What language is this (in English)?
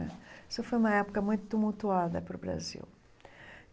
Portuguese